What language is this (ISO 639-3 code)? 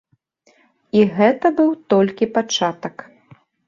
bel